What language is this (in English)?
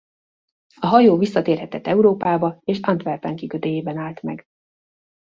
Hungarian